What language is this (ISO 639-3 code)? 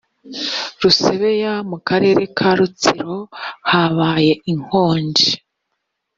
kin